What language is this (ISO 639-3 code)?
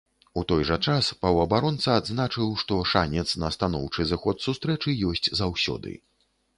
bel